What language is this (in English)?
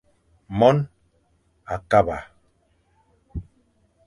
Fang